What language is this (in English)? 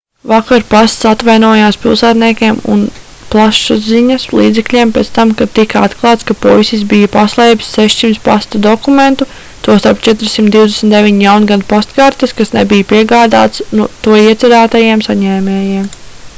Latvian